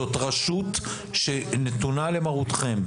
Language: Hebrew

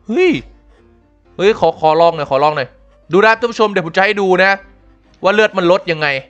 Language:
Thai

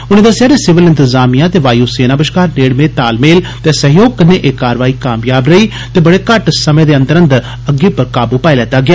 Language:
Dogri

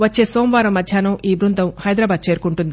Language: Telugu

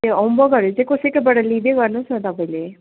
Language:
Nepali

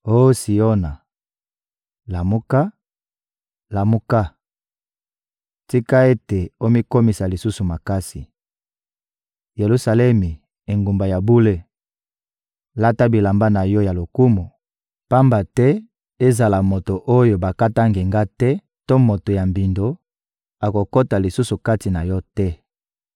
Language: Lingala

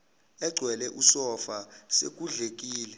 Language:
Zulu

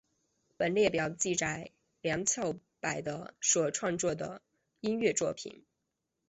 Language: Chinese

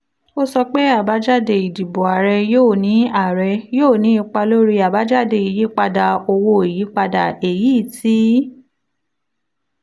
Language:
Yoruba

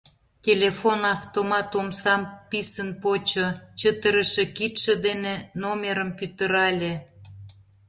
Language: Mari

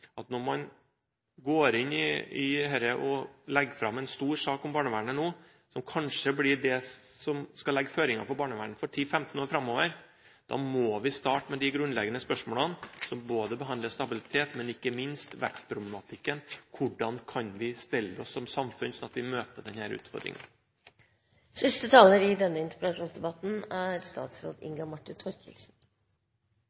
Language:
Norwegian Bokmål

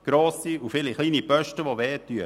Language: Swiss German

